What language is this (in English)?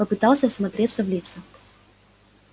Russian